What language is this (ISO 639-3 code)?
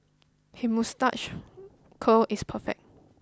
eng